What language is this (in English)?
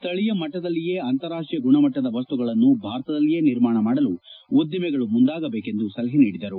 Kannada